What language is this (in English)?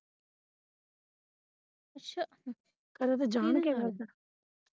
Punjabi